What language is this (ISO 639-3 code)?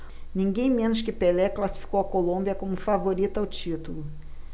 por